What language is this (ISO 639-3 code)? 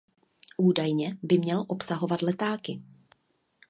ces